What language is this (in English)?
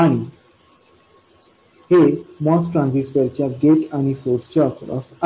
Marathi